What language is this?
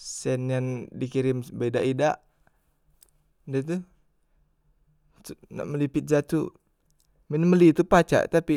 Musi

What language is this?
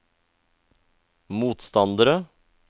Norwegian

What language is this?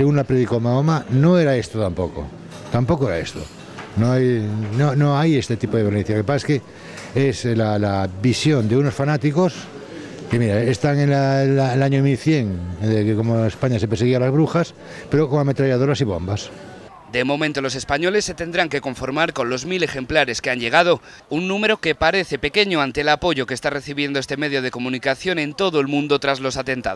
Spanish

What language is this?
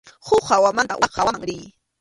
Arequipa-La Unión Quechua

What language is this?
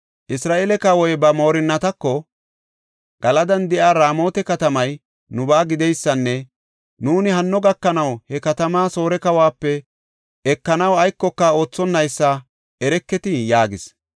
Gofa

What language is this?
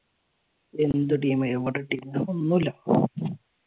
Malayalam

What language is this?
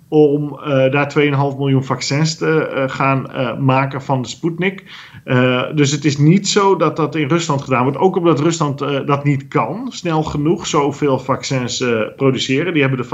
Dutch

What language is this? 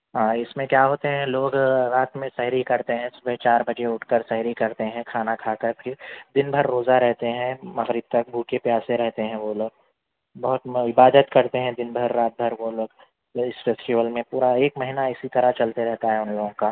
Urdu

